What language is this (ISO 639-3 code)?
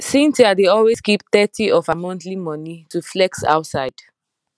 pcm